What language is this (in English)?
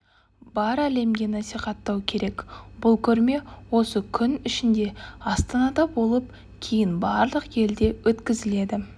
Kazakh